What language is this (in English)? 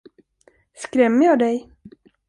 Swedish